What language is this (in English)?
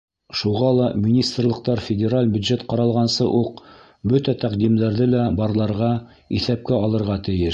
Bashkir